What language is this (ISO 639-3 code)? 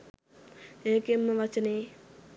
sin